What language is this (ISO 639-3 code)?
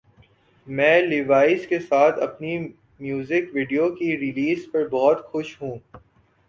urd